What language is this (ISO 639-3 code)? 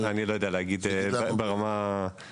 heb